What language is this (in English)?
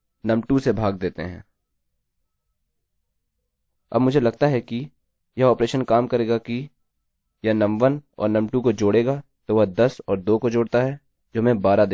Hindi